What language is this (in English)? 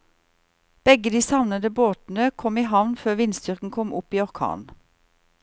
Norwegian